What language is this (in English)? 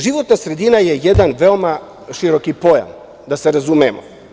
Serbian